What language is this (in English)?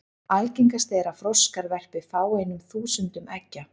Icelandic